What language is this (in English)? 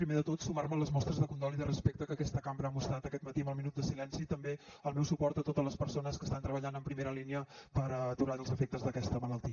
Catalan